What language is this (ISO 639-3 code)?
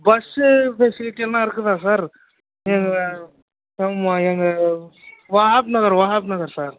tam